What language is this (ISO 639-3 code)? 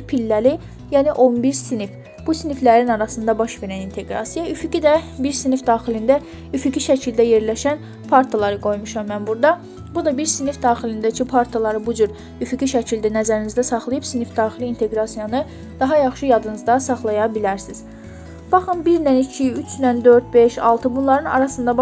tur